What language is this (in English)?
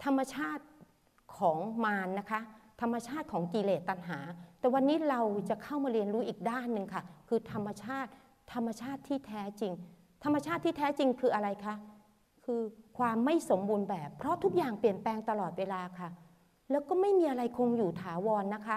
Thai